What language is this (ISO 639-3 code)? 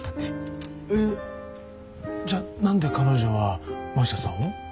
jpn